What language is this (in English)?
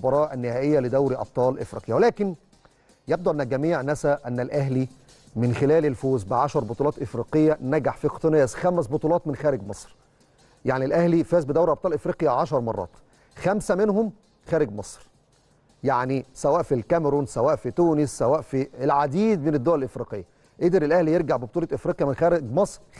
Arabic